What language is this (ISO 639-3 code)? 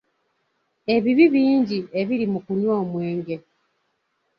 lug